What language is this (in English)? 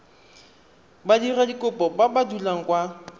Tswana